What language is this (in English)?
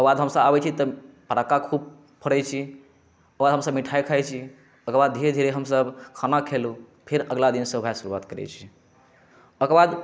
Maithili